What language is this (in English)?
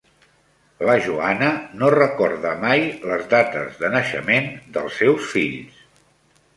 Catalan